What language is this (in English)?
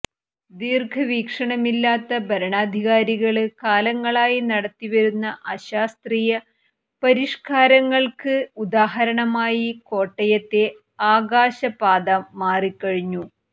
Malayalam